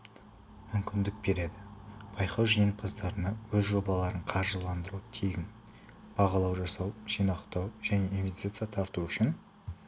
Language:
Kazakh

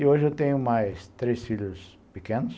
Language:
Portuguese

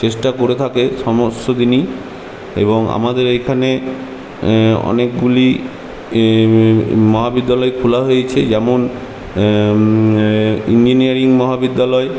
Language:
Bangla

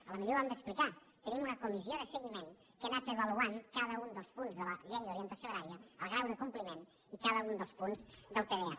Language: Catalan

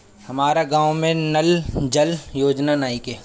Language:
Bhojpuri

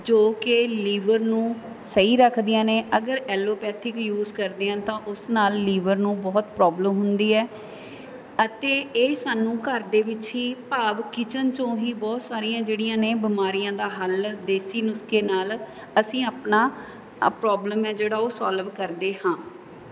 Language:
Punjabi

